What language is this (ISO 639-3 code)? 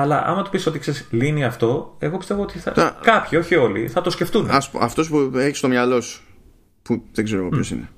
ell